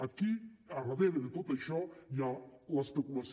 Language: Catalan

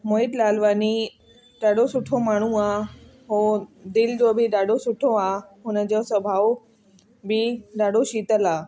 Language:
Sindhi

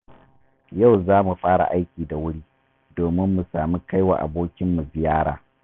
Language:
Hausa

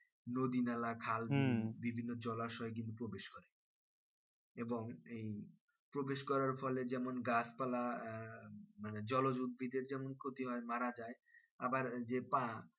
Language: Bangla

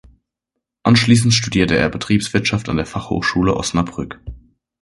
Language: German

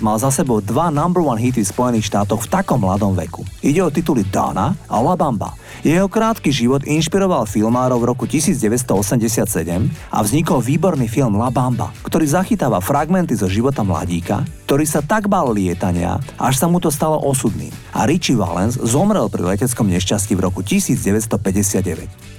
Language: Slovak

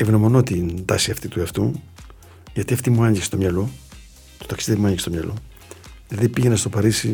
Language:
Greek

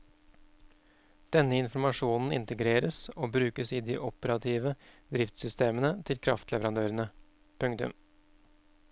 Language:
Norwegian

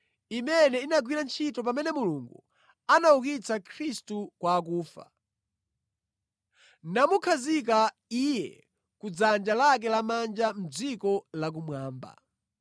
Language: Nyanja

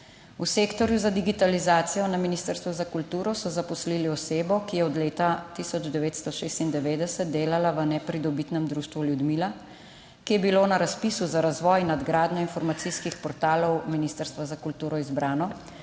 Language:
Slovenian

